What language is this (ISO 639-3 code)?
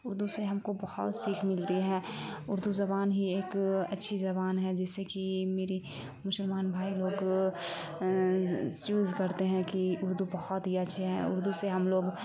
urd